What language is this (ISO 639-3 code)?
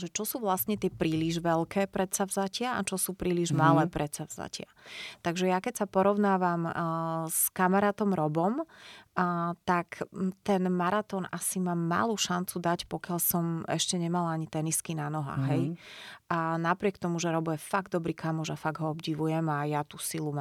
slk